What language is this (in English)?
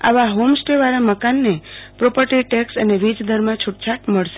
Gujarati